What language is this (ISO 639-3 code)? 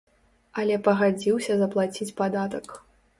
bel